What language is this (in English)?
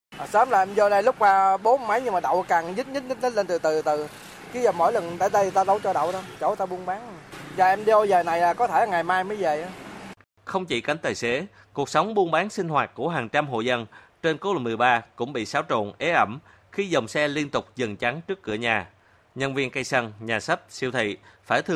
Vietnamese